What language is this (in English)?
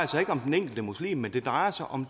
Danish